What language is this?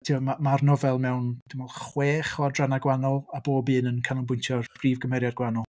Welsh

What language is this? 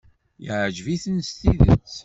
Kabyle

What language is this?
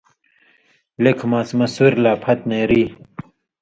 Indus Kohistani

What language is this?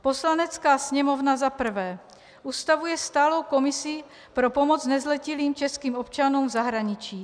Czech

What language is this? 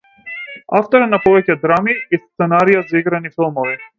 Macedonian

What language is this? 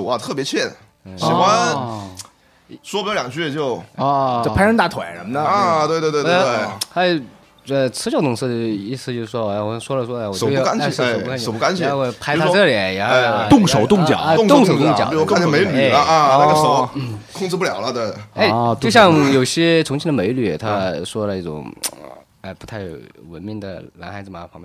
Chinese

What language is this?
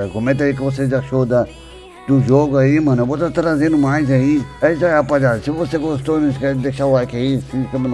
Portuguese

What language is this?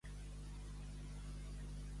Catalan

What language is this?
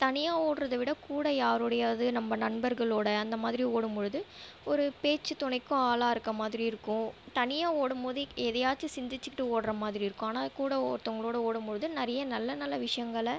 Tamil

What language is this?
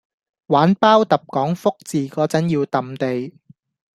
Cantonese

